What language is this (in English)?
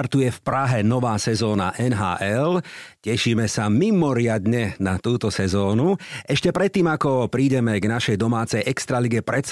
Slovak